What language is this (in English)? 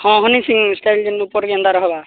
Odia